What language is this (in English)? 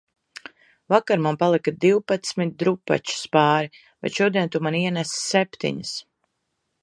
Latvian